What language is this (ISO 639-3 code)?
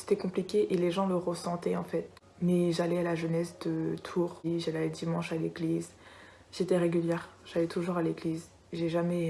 fra